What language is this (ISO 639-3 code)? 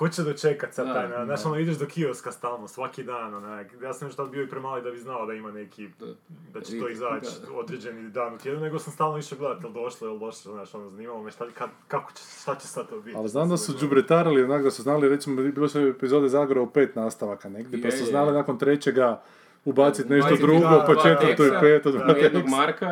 hrv